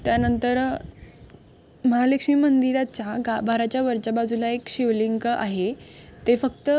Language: Marathi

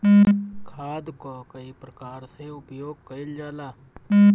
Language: Bhojpuri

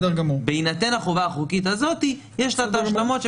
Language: Hebrew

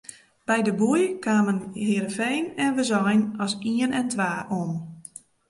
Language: Western Frisian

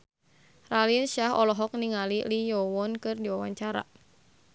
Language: Sundanese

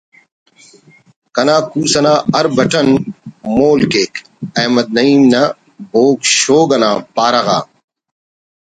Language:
Brahui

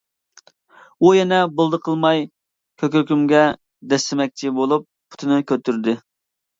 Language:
Uyghur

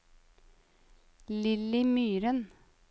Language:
Norwegian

